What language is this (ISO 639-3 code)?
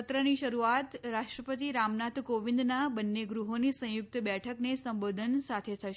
guj